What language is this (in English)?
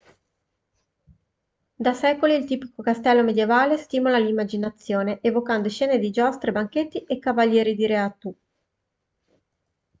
Italian